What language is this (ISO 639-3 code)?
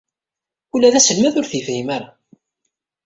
kab